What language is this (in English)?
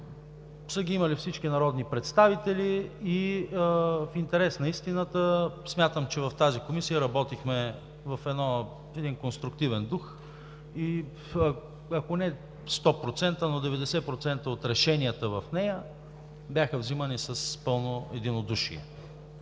Bulgarian